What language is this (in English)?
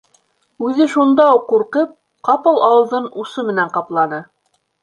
Bashkir